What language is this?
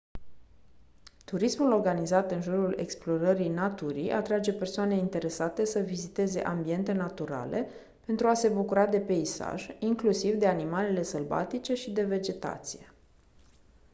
Romanian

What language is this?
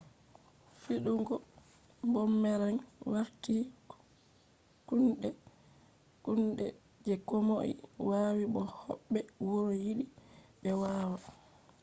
Fula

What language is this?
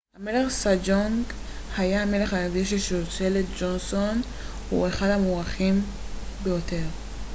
Hebrew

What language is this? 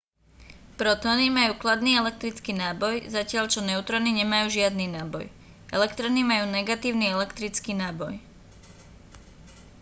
Slovak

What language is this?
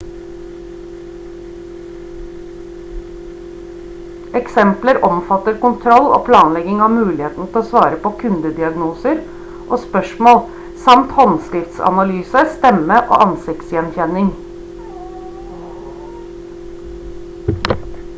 Norwegian Bokmål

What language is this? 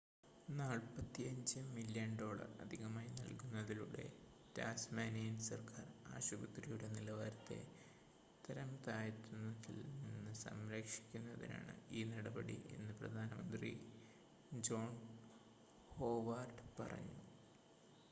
Malayalam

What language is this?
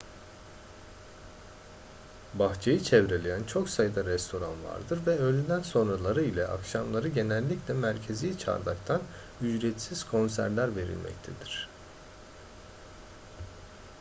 Turkish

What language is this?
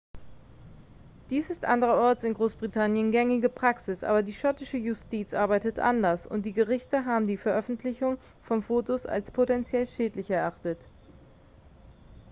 German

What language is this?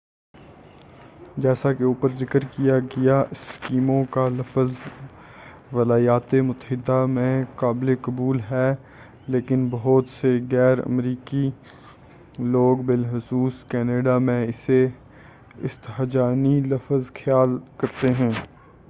Urdu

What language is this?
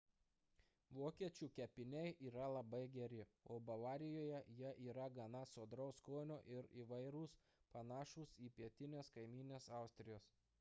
Lithuanian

